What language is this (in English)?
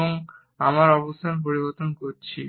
Bangla